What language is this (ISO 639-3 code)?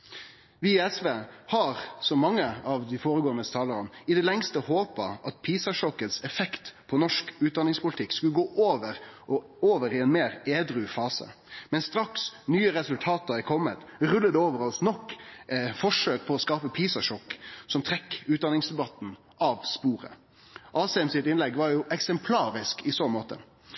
nno